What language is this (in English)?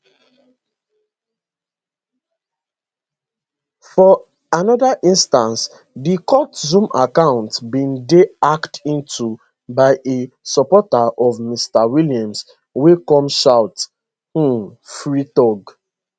Nigerian Pidgin